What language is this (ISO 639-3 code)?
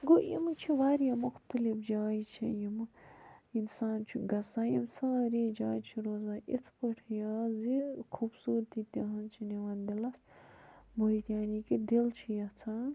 kas